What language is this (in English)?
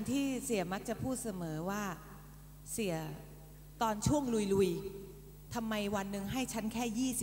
Thai